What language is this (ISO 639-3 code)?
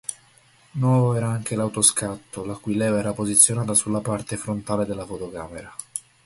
ita